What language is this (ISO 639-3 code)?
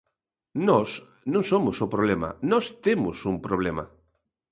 glg